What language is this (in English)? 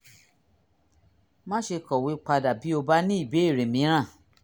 Yoruba